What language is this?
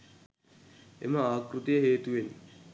Sinhala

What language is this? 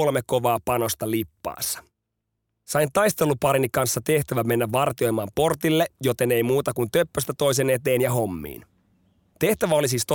Finnish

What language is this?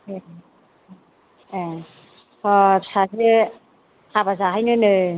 Bodo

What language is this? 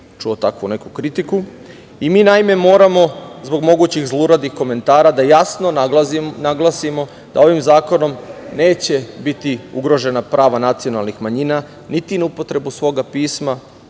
Serbian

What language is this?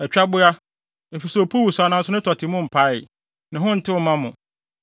Akan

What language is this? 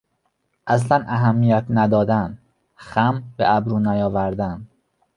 Persian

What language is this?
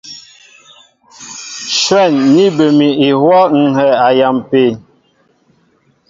Mbo (Cameroon)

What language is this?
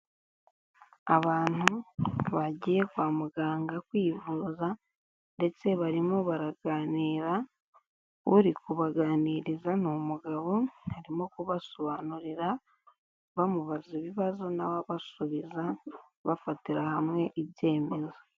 Kinyarwanda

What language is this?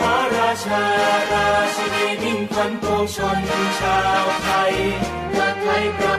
Thai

